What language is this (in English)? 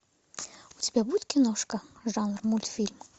Russian